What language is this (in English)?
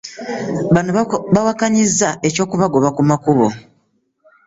Ganda